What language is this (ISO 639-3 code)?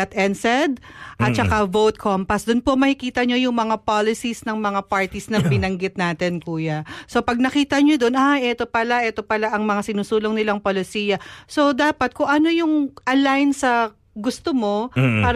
fil